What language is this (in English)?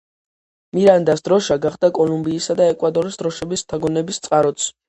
Georgian